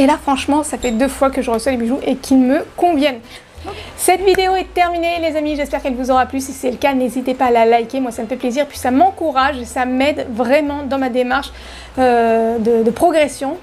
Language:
French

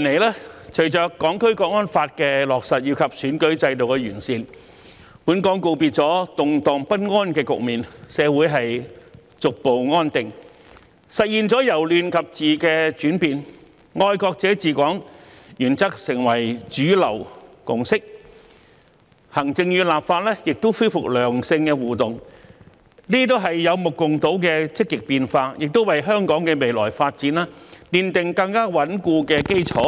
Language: Cantonese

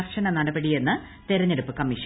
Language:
Malayalam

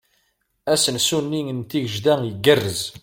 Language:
Kabyle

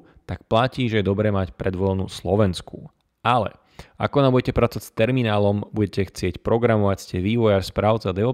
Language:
Slovak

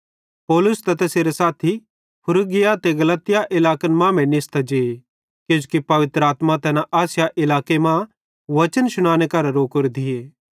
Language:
Bhadrawahi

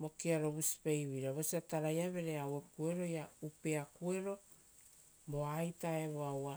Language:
Rotokas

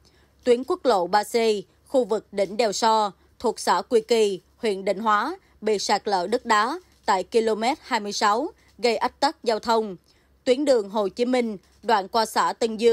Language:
Vietnamese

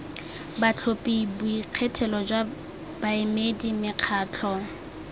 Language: Tswana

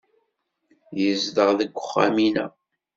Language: Kabyle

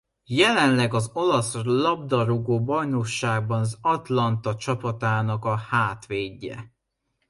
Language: Hungarian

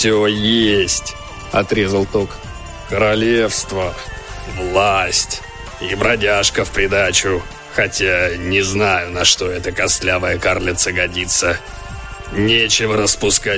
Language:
Russian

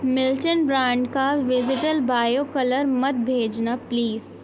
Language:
Urdu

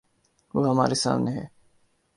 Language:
Urdu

